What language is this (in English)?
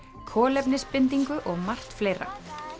Icelandic